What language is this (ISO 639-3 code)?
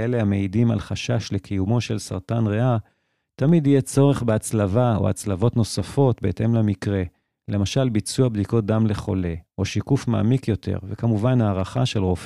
heb